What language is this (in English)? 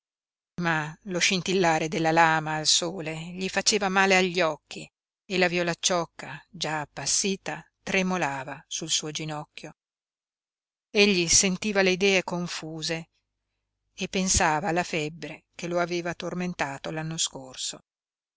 Italian